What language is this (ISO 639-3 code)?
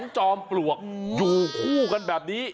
tha